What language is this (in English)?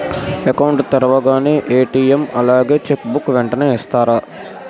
Telugu